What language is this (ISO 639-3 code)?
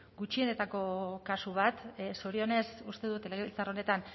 eus